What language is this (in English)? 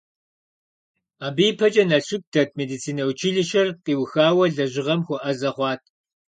Kabardian